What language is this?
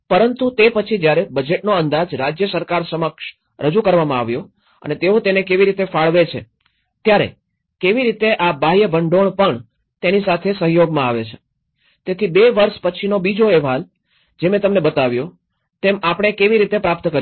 Gujarati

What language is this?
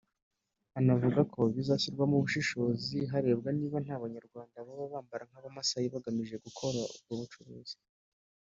Kinyarwanda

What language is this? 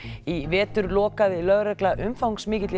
Icelandic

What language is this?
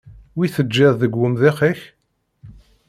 Kabyle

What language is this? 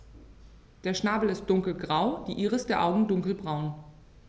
German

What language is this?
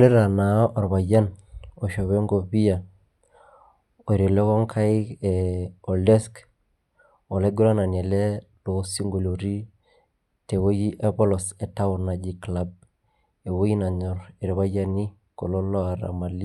Masai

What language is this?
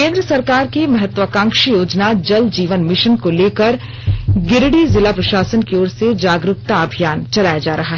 Hindi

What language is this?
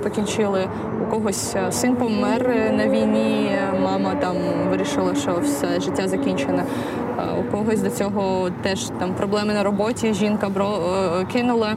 Ukrainian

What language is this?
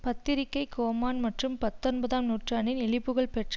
Tamil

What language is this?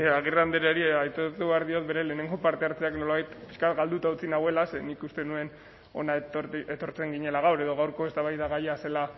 Basque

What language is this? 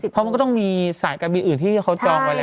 Thai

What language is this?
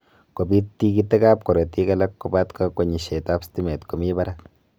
Kalenjin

